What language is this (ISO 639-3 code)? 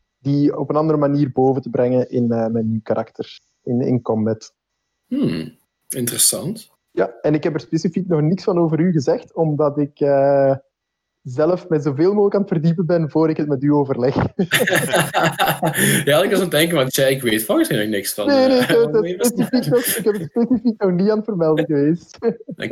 nld